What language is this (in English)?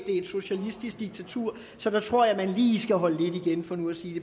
Danish